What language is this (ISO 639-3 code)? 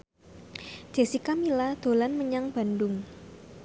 jav